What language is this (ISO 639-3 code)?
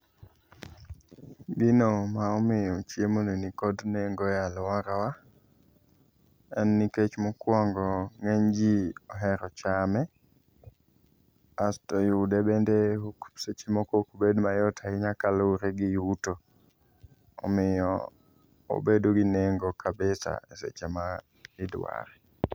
luo